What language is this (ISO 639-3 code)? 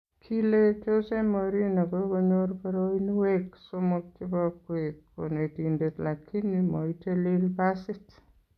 kln